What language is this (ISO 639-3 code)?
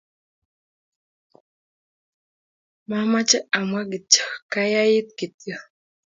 kln